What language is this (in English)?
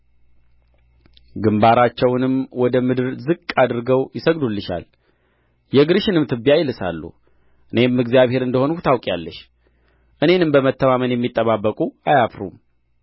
Amharic